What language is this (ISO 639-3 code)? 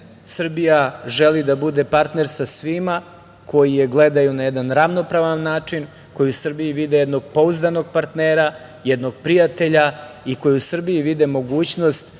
srp